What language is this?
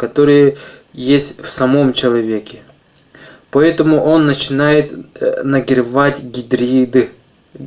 Russian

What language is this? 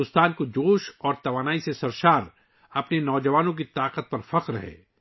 Urdu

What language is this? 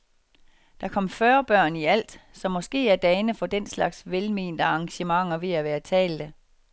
Danish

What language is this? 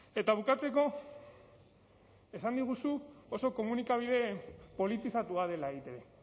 Basque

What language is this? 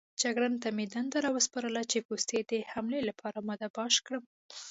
Pashto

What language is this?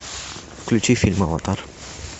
Russian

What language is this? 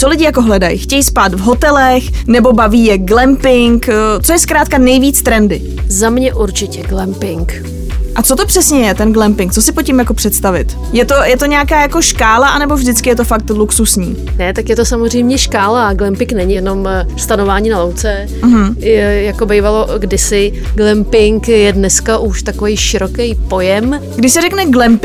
Czech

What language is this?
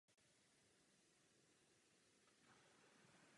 Czech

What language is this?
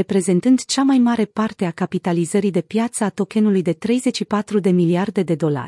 Romanian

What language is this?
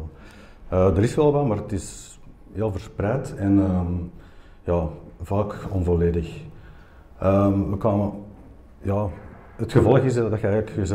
Dutch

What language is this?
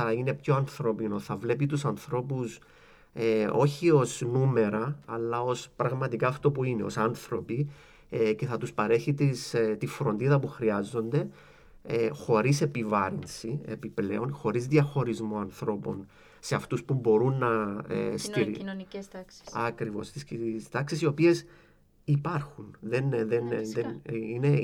Greek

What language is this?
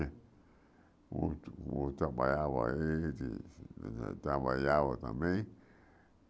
Portuguese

